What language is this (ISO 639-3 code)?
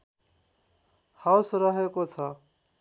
nep